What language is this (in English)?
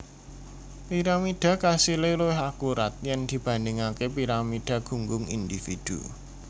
Javanese